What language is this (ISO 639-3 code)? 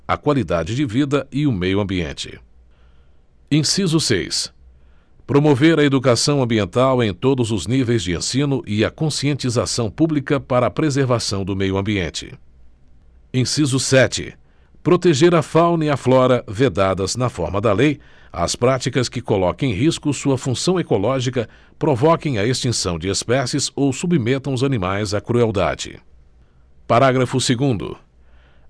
por